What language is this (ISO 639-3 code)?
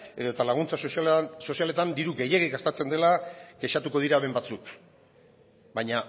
eus